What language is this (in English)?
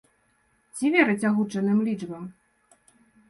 Belarusian